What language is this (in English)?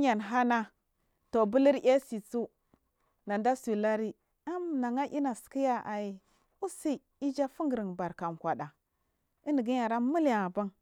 Marghi South